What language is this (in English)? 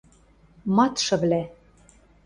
Western Mari